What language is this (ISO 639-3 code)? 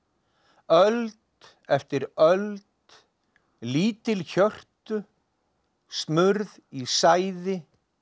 isl